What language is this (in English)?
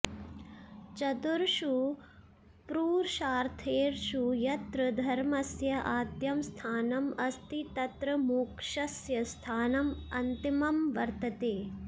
Sanskrit